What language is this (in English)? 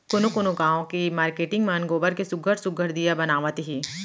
Chhattisgarhi